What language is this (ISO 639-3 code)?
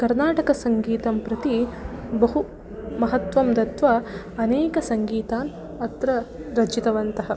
san